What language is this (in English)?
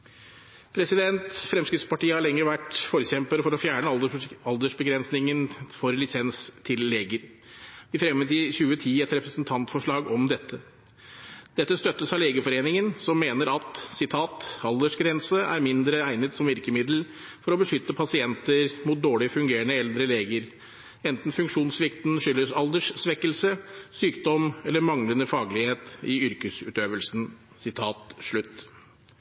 Norwegian Bokmål